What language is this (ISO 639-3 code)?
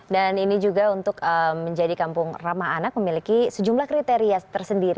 ind